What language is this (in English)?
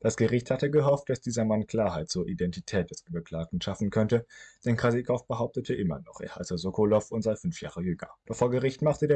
German